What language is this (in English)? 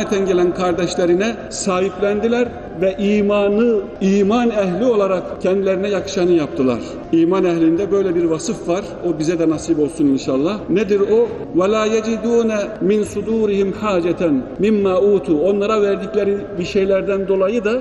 Turkish